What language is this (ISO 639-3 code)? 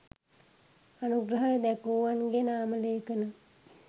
sin